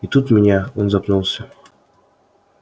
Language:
Russian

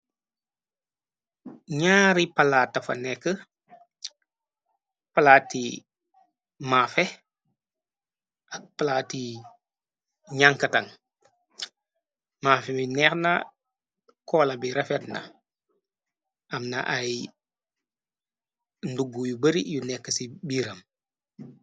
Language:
Wolof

